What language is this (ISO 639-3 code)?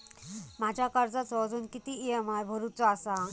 mar